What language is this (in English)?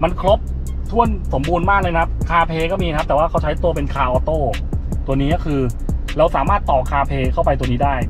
Thai